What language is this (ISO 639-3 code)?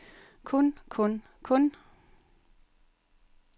dan